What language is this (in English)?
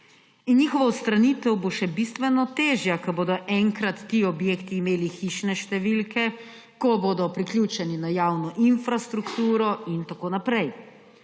Slovenian